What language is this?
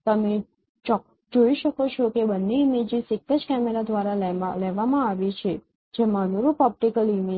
Gujarati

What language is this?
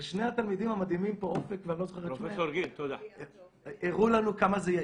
Hebrew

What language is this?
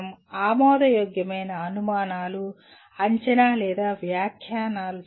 Telugu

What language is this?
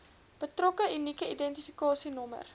Afrikaans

